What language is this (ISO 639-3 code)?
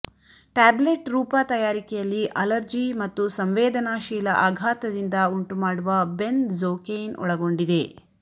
kan